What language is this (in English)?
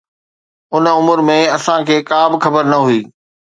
Sindhi